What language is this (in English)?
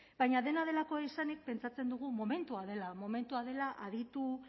Basque